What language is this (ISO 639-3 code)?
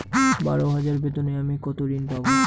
ben